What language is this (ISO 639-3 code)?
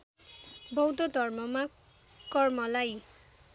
nep